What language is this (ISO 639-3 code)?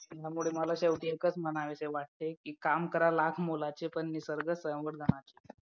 mar